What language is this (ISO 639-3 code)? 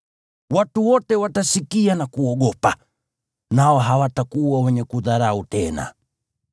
swa